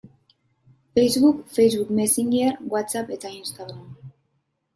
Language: Basque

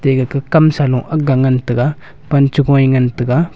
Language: Wancho Naga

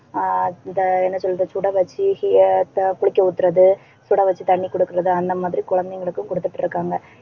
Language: Tamil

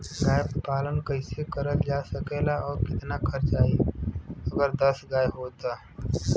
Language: Bhojpuri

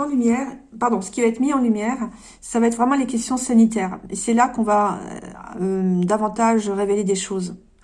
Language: French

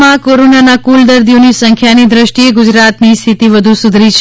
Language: Gujarati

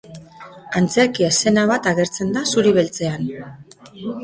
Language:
Basque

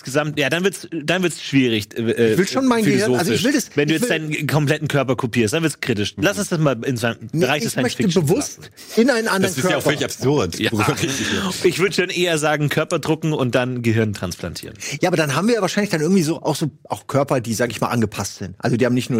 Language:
German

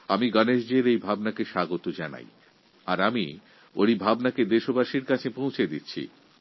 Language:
Bangla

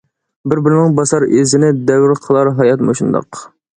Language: Uyghur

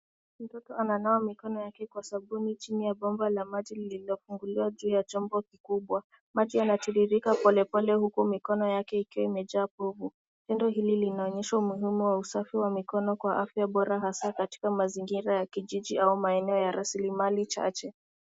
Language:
Swahili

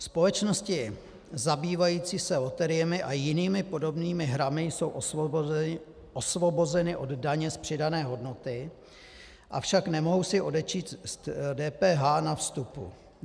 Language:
Czech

